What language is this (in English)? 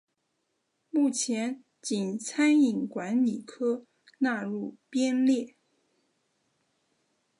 Chinese